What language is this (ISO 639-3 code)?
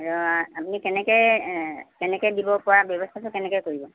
asm